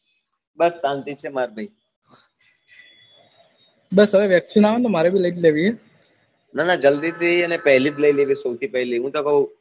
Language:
Gujarati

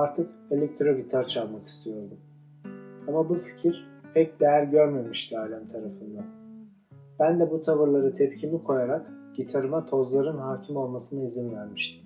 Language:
Turkish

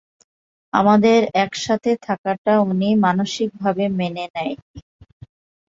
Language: Bangla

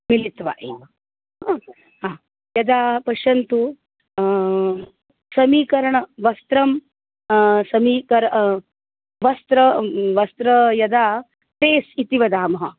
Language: Sanskrit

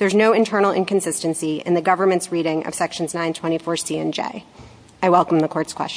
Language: English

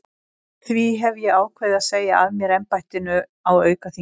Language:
Icelandic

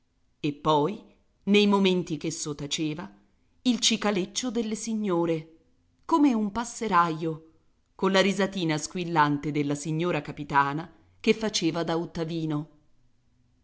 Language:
Italian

